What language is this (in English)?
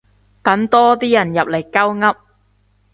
Cantonese